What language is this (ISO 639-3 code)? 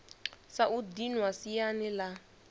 ven